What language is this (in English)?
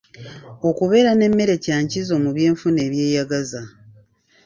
Ganda